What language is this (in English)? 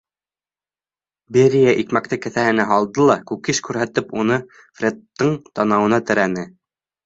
Bashkir